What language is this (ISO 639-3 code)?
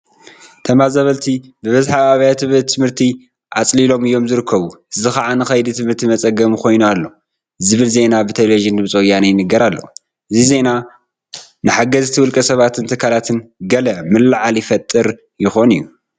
tir